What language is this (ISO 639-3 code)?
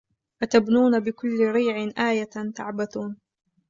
ara